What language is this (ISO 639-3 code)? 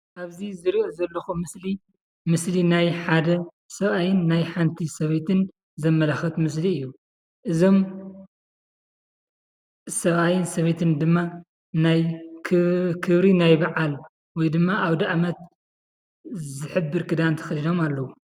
tir